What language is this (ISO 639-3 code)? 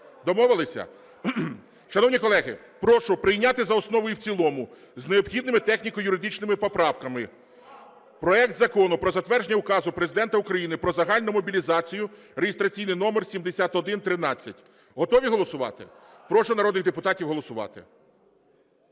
ukr